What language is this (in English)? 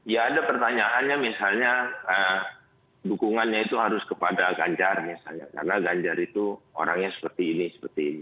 Indonesian